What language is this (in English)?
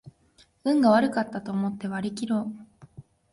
Japanese